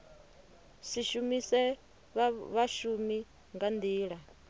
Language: Venda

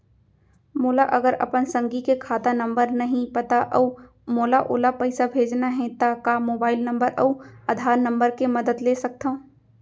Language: Chhattisgarhi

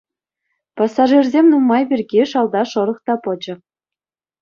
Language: Chuvash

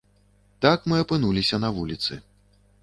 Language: Belarusian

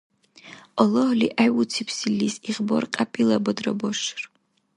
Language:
Dargwa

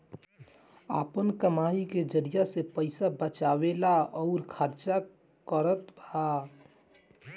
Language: Bhojpuri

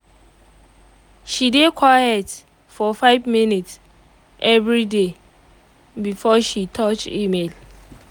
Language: Nigerian Pidgin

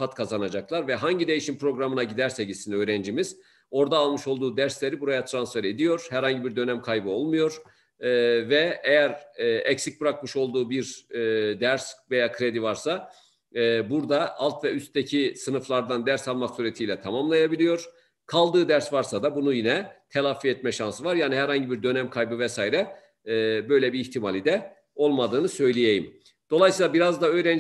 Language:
Turkish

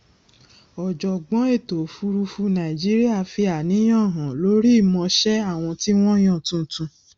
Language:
Yoruba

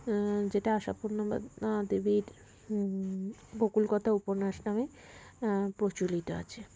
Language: Bangla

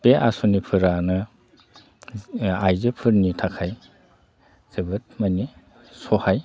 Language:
Bodo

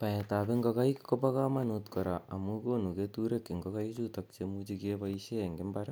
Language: Kalenjin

